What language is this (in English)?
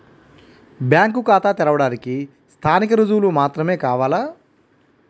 Telugu